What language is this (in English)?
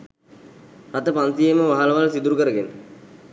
Sinhala